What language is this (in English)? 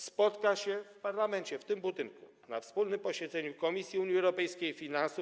Polish